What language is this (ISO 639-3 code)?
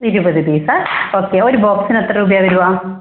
mal